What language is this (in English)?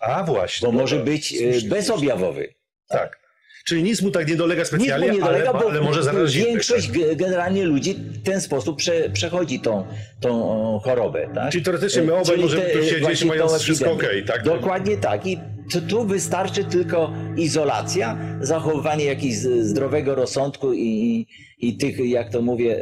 Polish